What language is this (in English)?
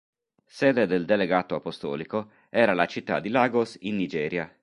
Italian